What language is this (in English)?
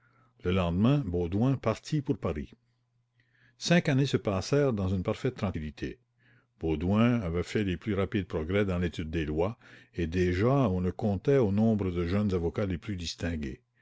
French